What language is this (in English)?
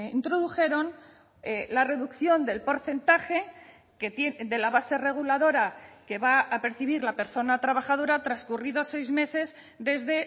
Spanish